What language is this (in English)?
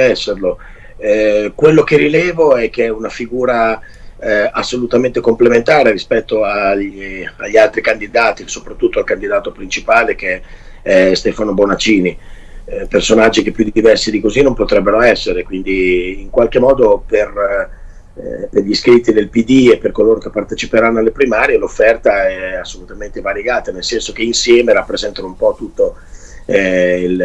Italian